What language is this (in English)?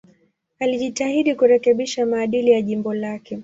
Swahili